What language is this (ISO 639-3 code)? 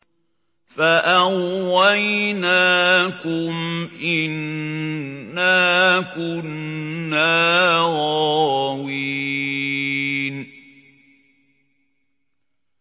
ara